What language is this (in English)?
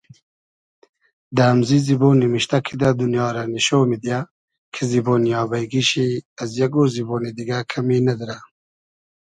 Hazaragi